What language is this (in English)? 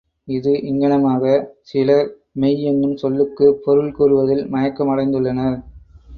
Tamil